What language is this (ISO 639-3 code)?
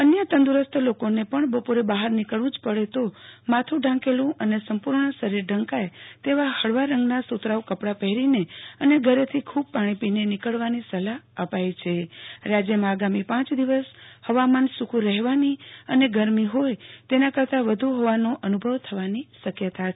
guj